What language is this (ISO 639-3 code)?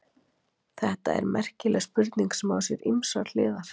isl